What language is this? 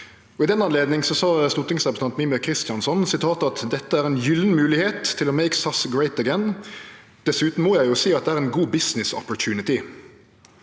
Norwegian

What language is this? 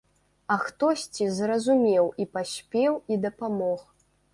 Belarusian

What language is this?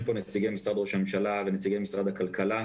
Hebrew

